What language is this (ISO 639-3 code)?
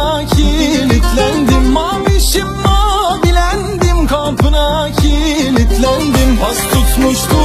ara